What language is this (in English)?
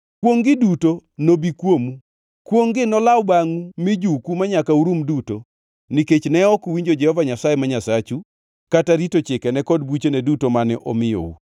Luo (Kenya and Tanzania)